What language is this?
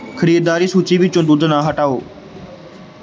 Punjabi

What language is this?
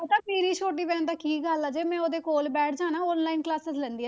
Punjabi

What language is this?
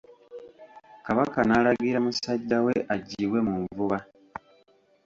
Ganda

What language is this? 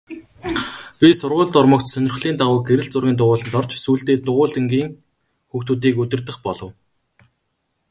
Mongolian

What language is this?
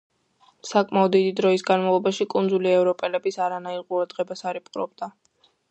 Georgian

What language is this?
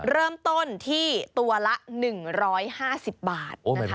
Thai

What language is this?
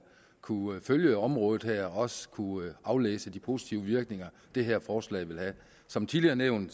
Danish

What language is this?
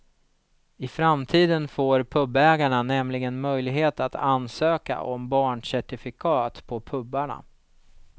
Swedish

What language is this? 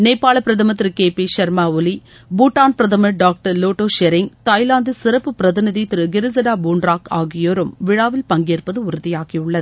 Tamil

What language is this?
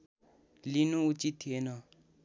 Nepali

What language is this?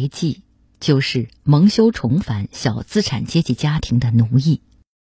Chinese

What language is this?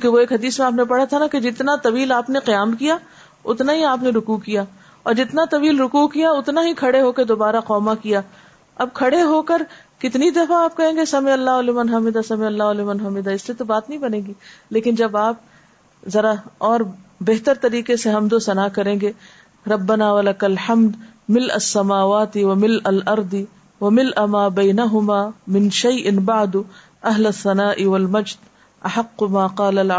Urdu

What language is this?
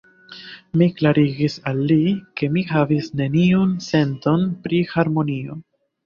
Esperanto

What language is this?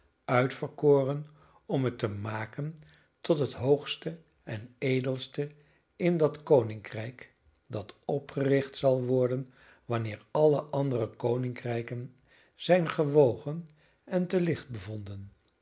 Dutch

